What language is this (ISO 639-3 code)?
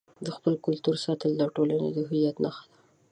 pus